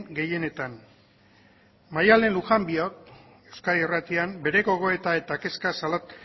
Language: Basque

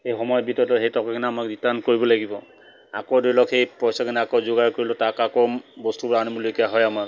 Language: Assamese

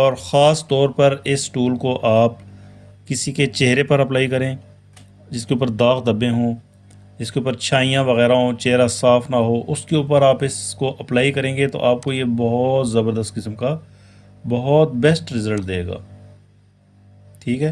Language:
Urdu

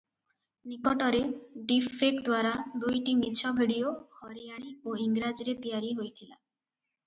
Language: Odia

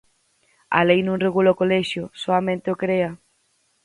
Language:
Galician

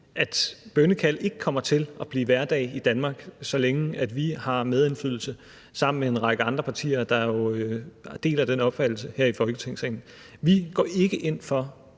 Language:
Danish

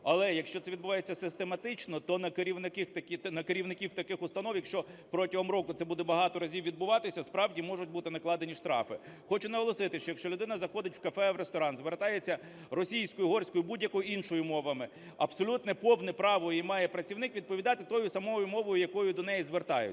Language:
Ukrainian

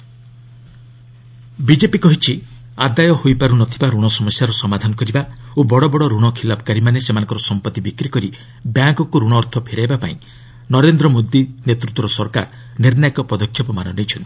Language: Odia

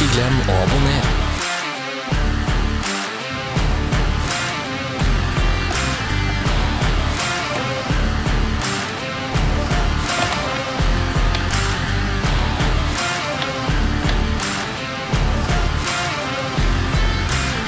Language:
Norwegian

